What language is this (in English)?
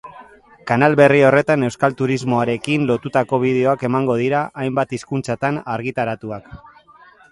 Basque